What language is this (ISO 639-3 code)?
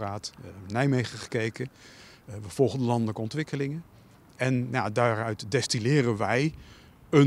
nld